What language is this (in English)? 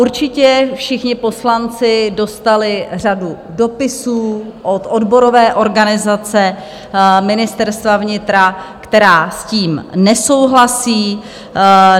Czech